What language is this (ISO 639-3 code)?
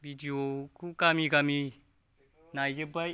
brx